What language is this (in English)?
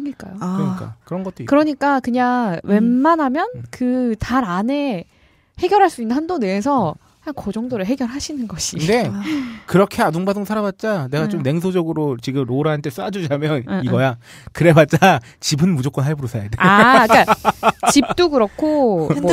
Korean